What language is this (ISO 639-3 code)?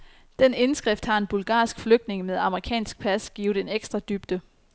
dan